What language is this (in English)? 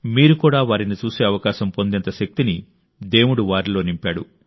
Telugu